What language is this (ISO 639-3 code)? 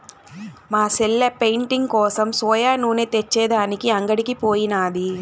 tel